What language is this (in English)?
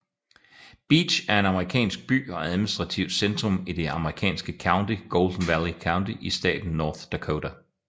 Danish